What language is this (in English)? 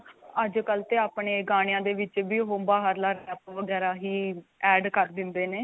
Punjabi